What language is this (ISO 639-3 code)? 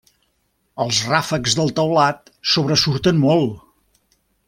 cat